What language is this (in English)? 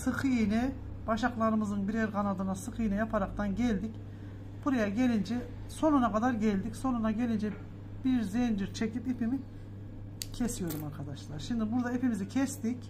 Turkish